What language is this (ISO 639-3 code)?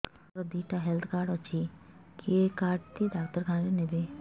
ori